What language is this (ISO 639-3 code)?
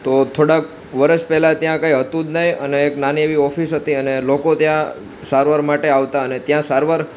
guj